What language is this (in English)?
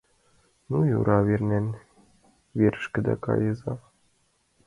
Mari